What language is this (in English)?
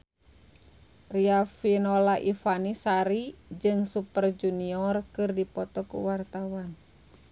Sundanese